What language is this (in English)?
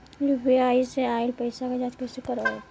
Bhojpuri